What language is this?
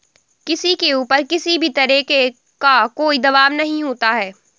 Hindi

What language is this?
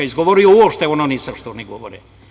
Serbian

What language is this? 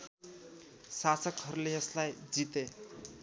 Nepali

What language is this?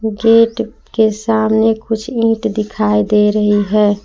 Hindi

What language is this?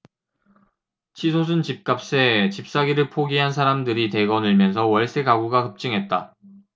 Korean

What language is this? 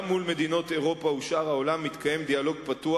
Hebrew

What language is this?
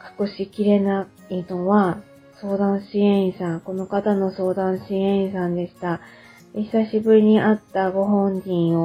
Japanese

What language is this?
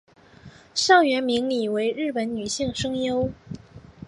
Chinese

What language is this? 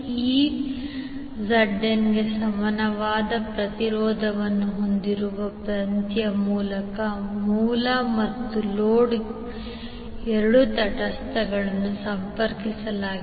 Kannada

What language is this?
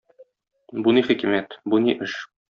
Tatar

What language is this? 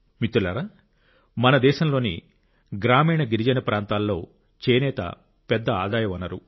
Telugu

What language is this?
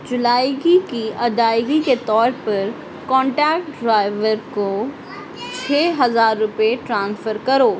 Urdu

